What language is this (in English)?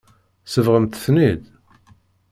Kabyle